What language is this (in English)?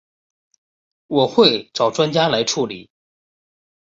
Chinese